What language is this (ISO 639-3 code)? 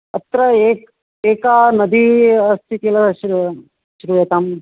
san